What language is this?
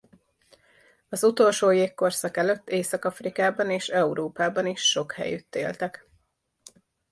Hungarian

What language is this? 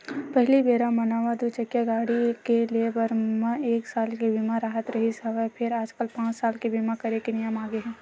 Chhattisgarhi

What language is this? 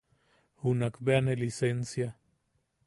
Yaqui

